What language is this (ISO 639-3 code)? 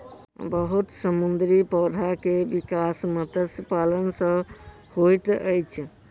mai